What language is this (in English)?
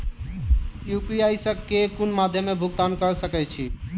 Maithili